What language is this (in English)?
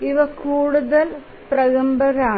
Malayalam